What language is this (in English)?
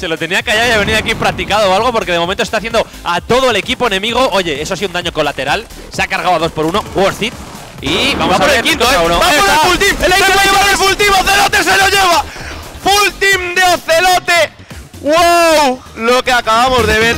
Spanish